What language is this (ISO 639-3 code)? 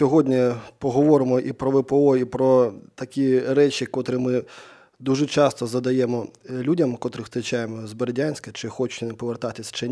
ukr